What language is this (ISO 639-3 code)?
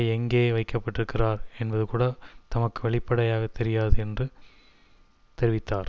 tam